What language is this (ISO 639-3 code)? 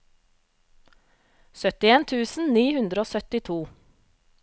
nor